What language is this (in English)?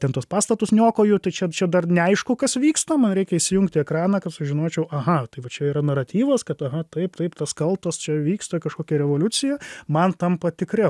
Lithuanian